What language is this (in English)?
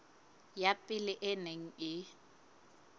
Southern Sotho